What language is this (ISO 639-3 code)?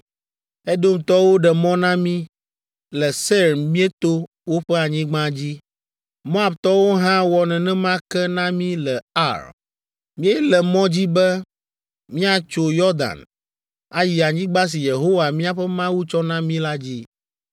ewe